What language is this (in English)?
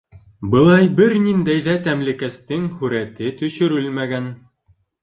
Bashkir